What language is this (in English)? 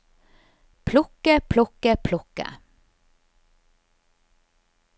Norwegian